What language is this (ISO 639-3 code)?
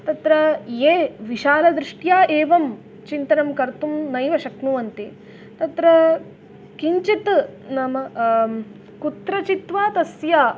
san